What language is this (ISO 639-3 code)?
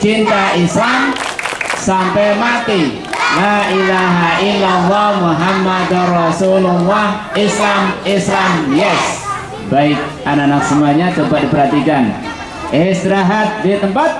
ind